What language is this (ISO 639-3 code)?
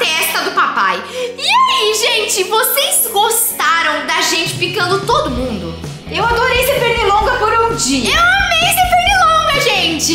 por